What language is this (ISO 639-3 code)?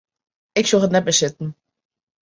fry